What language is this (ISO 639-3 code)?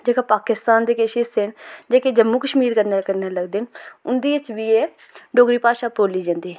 doi